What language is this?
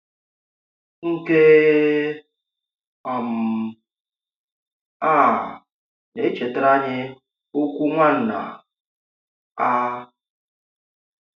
Igbo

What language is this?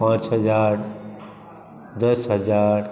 Maithili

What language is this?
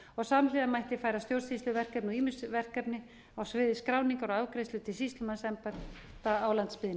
Icelandic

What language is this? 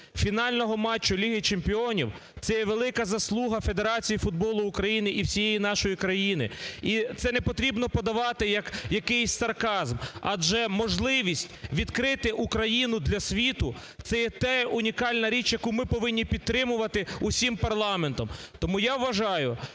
Ukrainian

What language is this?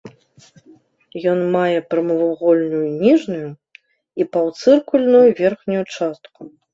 Belarusian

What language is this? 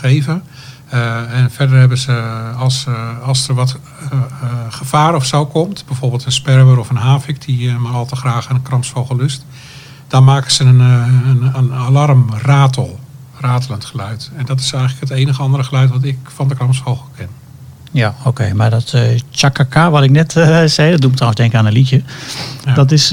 Dutch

